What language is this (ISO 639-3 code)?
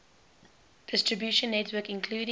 eng